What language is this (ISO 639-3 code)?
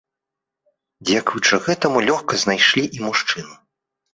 bel